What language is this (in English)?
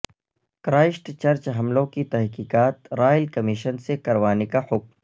Urdu